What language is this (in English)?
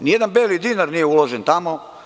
Serbian